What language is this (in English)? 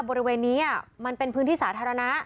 Thai